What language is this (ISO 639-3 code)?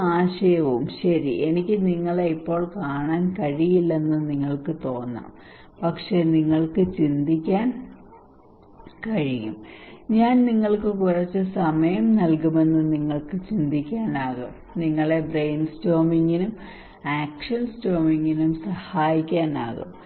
mal